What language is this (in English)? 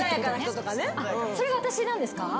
Japanese